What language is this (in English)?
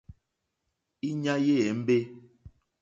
Mokpwe